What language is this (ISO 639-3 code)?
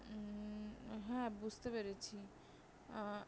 ben